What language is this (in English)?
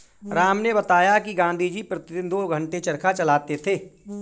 Hindi